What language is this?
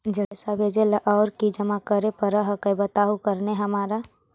Magahi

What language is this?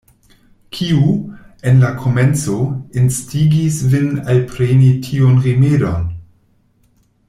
Esperanto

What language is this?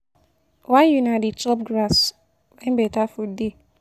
Nigerian Pidgin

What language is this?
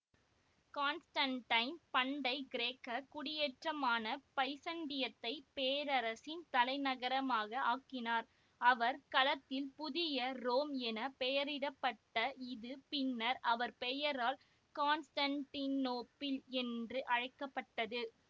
Tamil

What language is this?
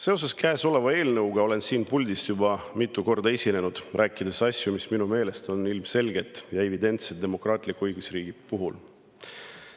Estonian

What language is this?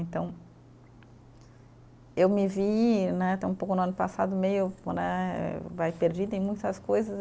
Portuguese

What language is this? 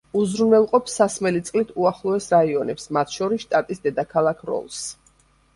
Georgian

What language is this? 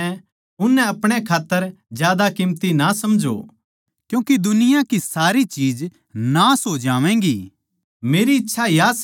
Haryanvi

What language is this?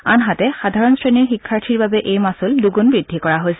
Assamese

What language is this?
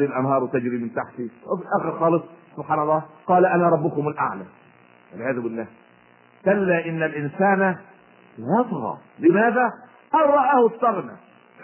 Arabic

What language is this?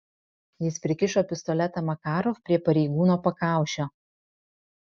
Lithuanian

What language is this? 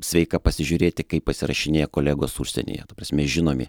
Lithuanian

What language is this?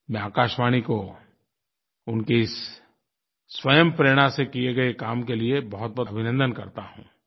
Hindi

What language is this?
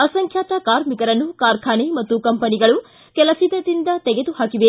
Kannada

